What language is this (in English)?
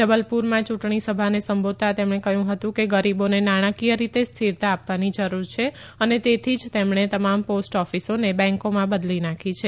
Gujarati